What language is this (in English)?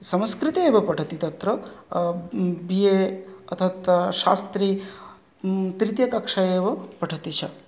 Sanskrit